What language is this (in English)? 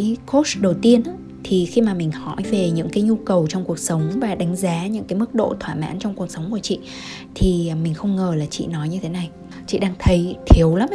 Vietnamese